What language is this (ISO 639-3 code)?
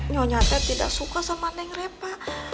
ind